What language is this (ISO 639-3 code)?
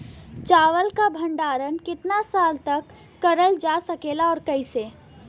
bho